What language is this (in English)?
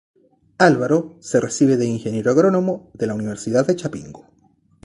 Spanish